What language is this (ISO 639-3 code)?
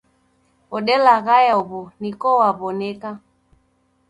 dav